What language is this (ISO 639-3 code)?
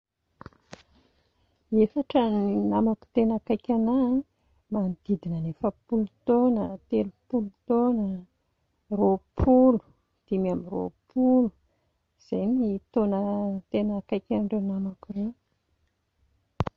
mlg